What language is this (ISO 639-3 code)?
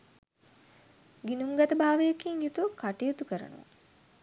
sin